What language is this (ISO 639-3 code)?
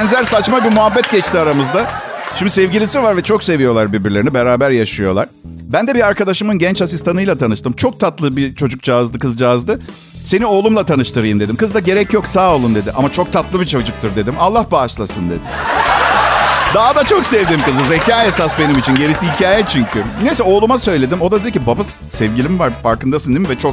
tur